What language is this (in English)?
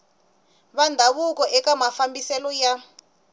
Tsonga